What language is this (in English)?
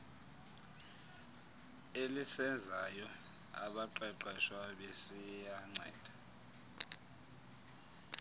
Xhosa